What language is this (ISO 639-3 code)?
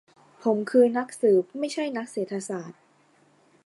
tha